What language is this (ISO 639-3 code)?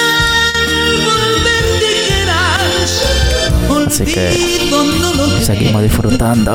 spa